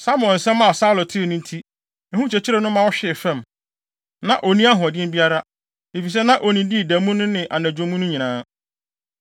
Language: Akan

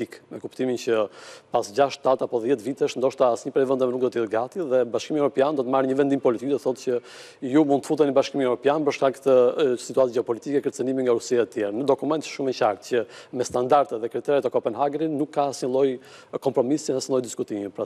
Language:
Romanian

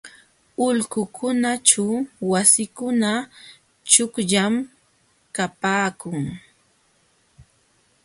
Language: Jauja Wanca Quechua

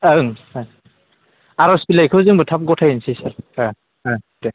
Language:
Bodo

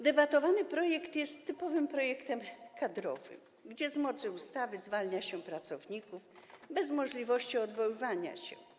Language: Polish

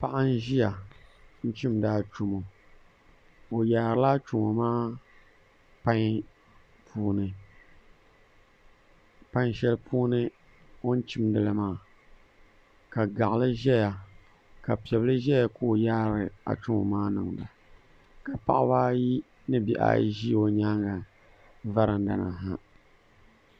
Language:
Dagbani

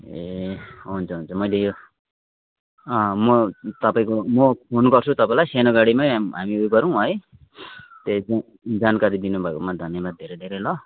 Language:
Nepali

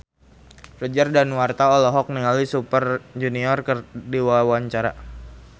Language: Sundanese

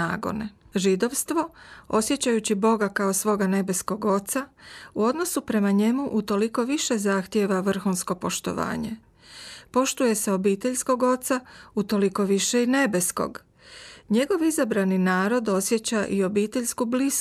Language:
Croatian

